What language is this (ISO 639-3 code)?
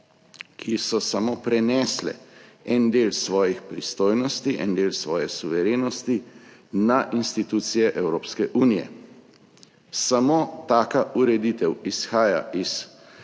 slv